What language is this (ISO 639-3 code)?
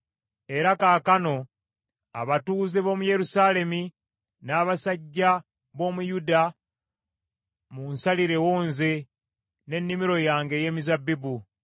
lug